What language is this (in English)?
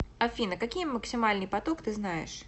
Russian